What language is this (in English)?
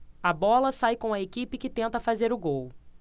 Portuguese